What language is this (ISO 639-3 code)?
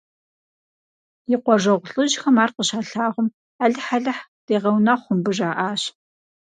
kbd